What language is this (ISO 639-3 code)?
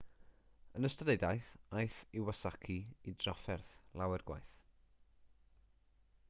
cym